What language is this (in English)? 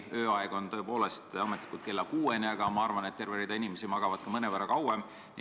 Estonian